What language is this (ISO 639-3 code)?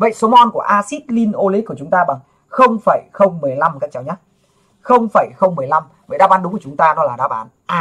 vie